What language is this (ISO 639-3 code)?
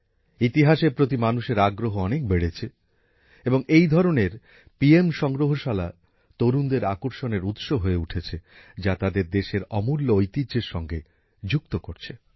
ben